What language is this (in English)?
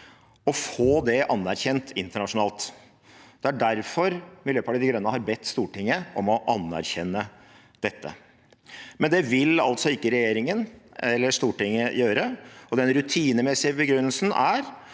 Norwegian